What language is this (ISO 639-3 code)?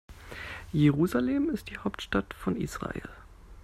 deu